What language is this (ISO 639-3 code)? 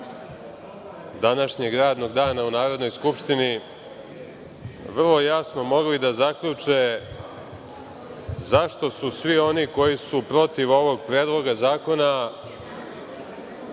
srp